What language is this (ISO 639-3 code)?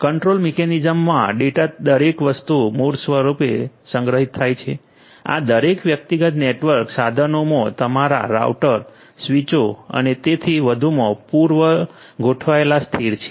guj